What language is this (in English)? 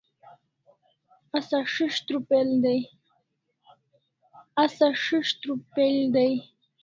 Kalasha